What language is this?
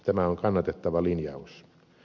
Finnish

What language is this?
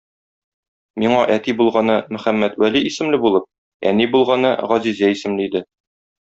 Tatar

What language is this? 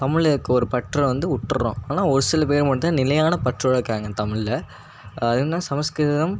Tamil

